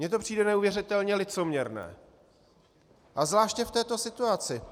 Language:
Czech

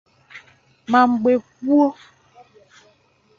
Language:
Igbo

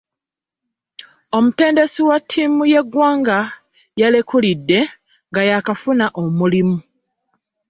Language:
Ganda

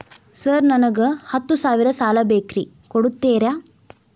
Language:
Kannada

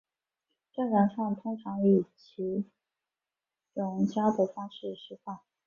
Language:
Chinese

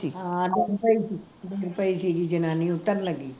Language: Punjabi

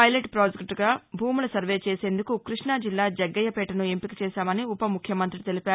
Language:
Telugu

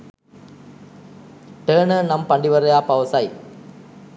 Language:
Sinhala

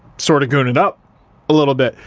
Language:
English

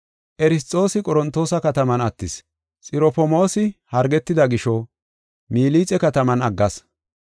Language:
Gofa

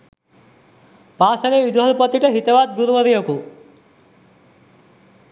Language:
Sinhala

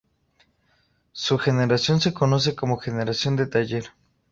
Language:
Spanish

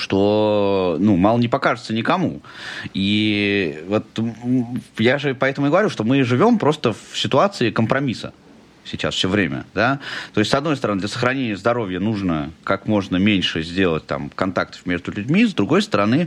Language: Russian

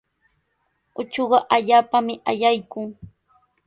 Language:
Sihuas Ancash Quechua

